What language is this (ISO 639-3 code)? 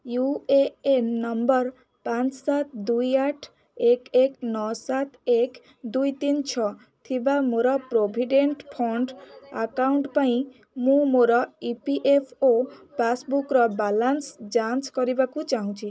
ori